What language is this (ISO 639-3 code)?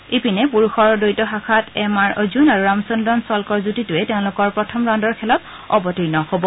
asm